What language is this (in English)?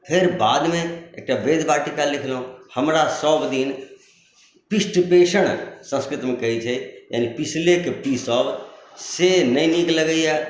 Maithili